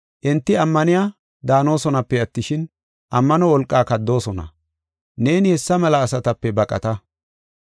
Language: Gofa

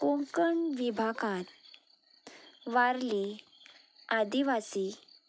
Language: Konkani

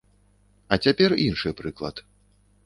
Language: Belarusian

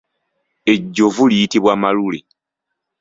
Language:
Ganda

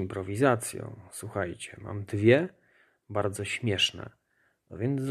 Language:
Polish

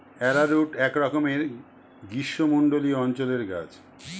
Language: Bangla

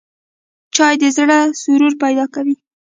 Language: Pashto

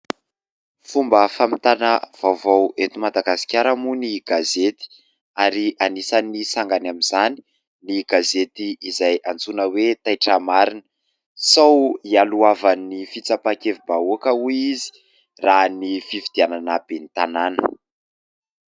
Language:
Malagasy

